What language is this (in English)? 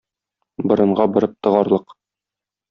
Tatar